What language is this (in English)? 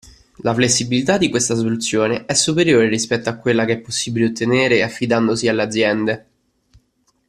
Italian